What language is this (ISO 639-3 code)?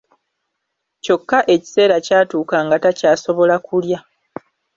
lug